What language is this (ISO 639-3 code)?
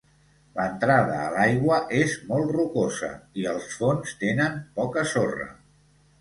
cat